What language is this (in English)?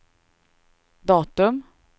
Swedish